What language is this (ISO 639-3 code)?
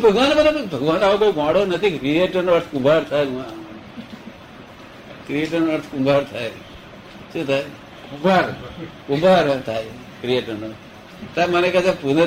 guj